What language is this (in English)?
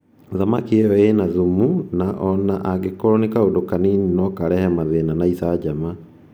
Kikuyu